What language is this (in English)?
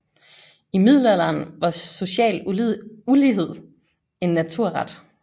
Danish